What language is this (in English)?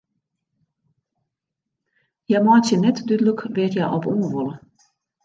Western Frisian